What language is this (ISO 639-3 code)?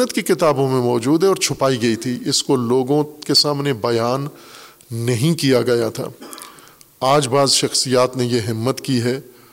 urd